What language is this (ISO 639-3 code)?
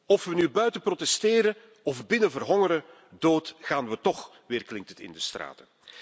nld